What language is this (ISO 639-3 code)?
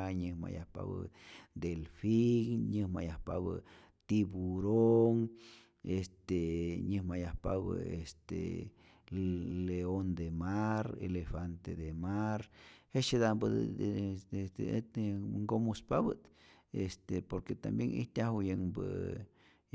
zor